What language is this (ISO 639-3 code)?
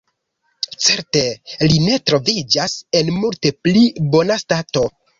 epo